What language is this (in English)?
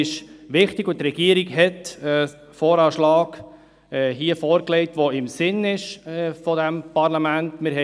Swiss German